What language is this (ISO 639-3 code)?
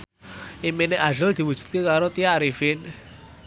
jav